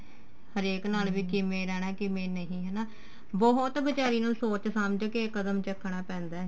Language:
Punjabi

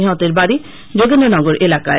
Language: Bangla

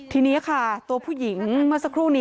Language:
Thai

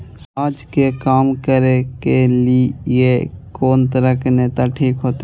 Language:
Maithili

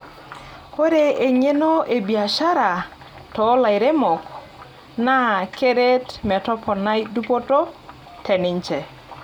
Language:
Masai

